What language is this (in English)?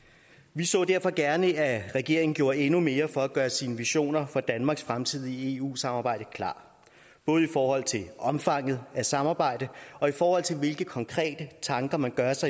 Danish